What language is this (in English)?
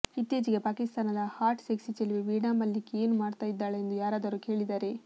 Kannada